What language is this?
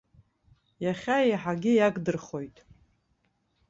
Abkhazian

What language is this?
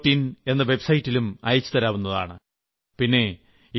Malayalam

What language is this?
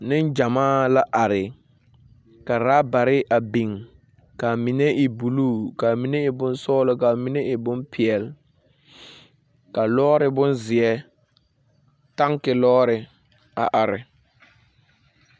Southern Dagaare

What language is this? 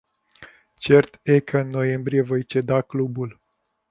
Romanian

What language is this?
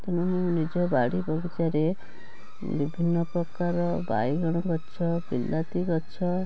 Odia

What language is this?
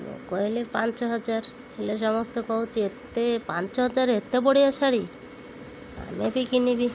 Odia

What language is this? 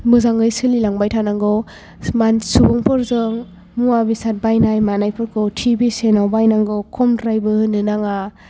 Bodo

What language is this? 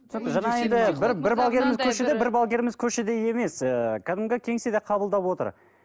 Kazakh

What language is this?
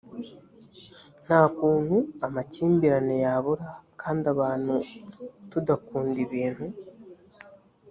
Kinyarwanda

